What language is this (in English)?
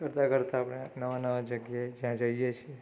Gujarati